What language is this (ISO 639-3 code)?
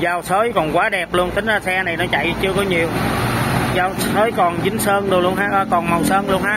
vie